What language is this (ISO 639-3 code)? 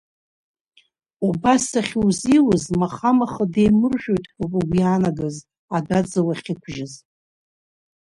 abk